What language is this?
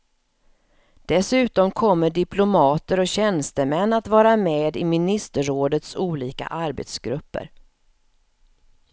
Swedish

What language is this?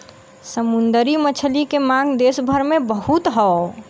Bhojpuri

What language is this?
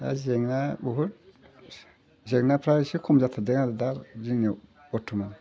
Bodo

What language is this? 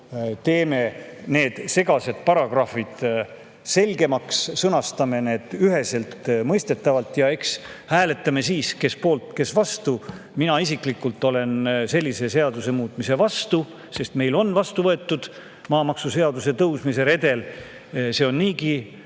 Estonian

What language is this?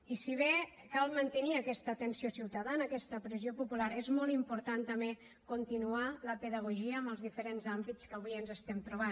Catalan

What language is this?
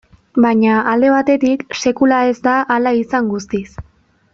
Basque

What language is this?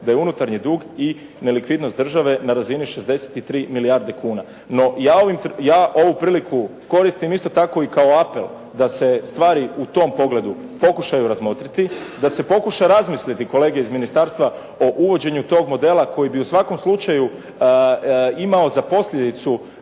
Croatian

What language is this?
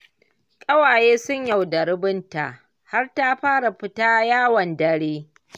Hausa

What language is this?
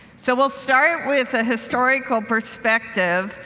English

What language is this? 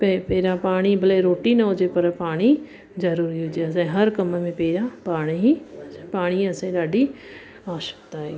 Sindhi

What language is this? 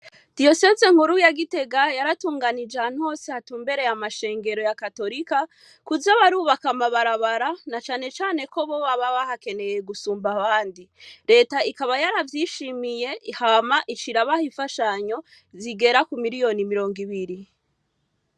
Rundi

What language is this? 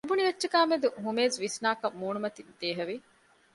Divehi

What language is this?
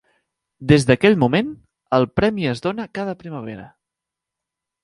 Catalan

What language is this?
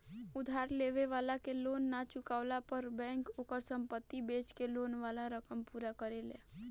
Bhojpuri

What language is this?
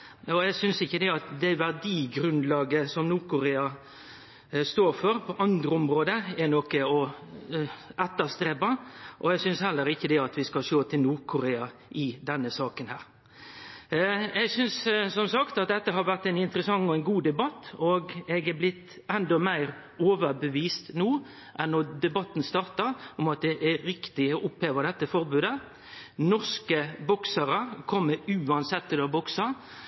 Norwegian Nynorsk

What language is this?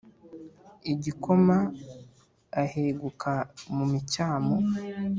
Kinyarwanda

